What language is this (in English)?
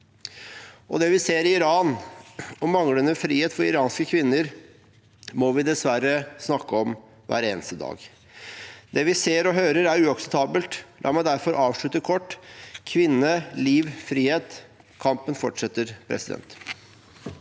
Norwegian